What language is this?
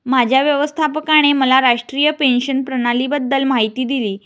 Marathi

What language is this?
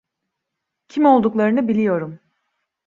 Turkish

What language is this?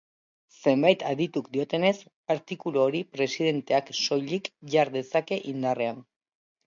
Basque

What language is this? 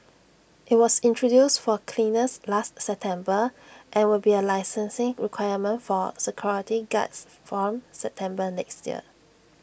English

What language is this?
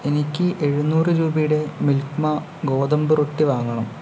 Malayalam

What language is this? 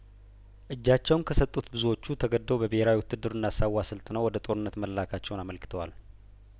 Amharic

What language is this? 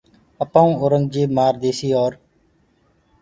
Gurgula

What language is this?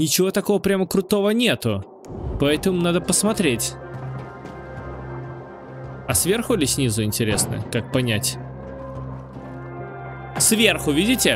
Russian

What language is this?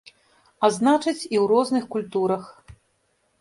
Belarusian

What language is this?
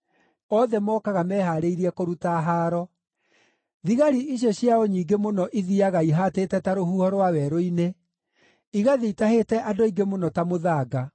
Kikuyu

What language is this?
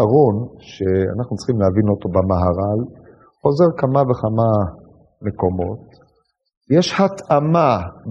Hebrew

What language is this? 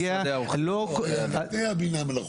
Hebrew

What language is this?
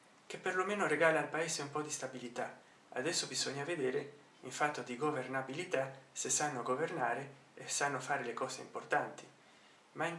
Italian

